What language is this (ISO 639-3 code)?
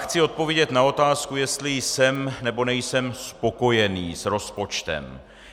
ces